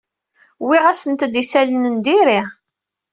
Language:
Kabyle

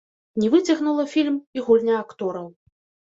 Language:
Belarusian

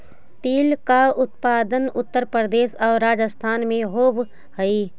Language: Magahi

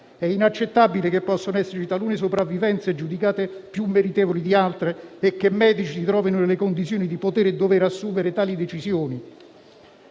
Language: Italian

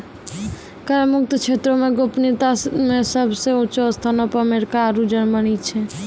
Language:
Maithili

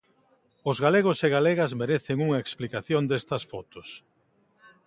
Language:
Galician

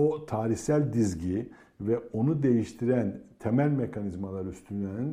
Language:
Turkish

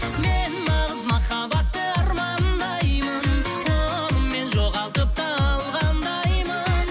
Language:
Kazakh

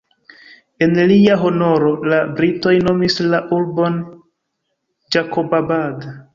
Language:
Esperanto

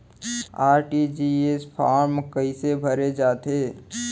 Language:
Chhattisgarhi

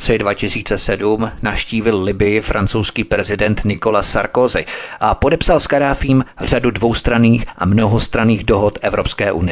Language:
Czech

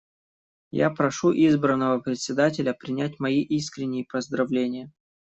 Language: Russian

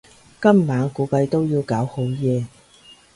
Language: Cantonese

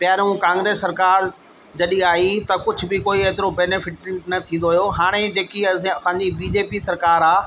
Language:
Sindhi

